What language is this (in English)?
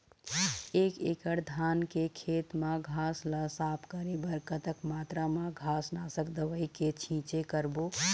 Chhattisgarhi